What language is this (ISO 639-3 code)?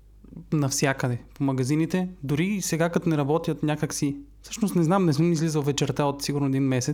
bul